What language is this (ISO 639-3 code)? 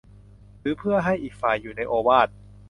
tha